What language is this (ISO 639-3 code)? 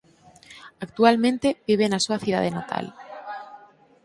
glg